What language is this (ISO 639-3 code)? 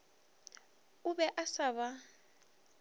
nso